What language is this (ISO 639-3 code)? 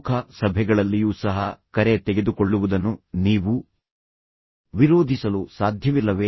kan